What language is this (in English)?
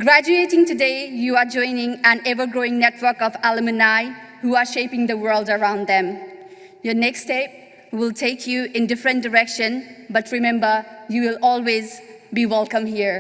English